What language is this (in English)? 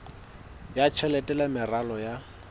Southern Sotho